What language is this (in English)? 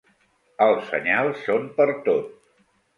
Catalan